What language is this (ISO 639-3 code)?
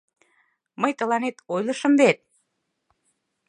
chm